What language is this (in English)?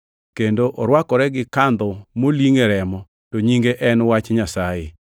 Luo (Kenya and Tanzania)